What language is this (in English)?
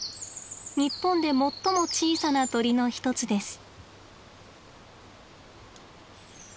Japanese